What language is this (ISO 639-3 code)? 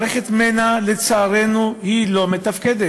heb